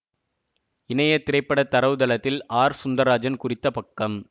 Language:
Tamil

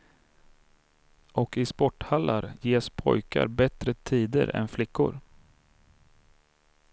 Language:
Swedish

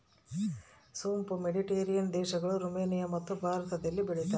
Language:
Kannada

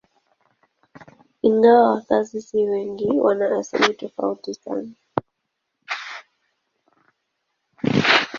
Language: Swahili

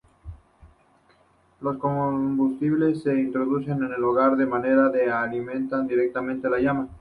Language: Spanish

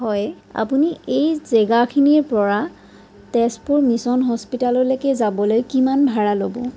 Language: Assamese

